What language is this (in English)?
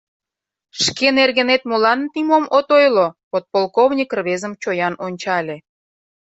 Mari